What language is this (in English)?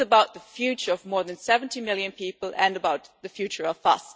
English